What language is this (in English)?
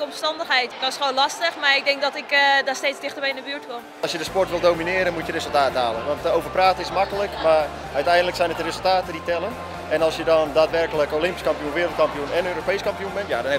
Dutch